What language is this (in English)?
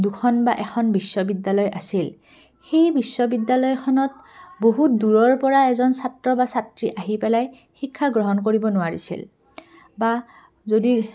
Assamese